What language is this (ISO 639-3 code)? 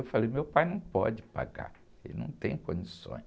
por